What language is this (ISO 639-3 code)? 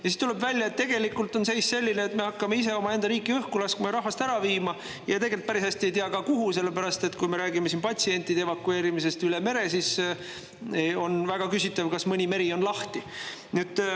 est